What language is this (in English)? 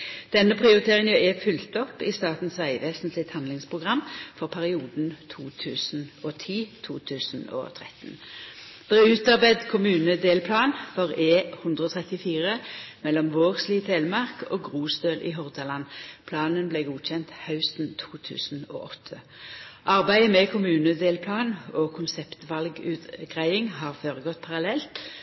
Norwegian Nynorsk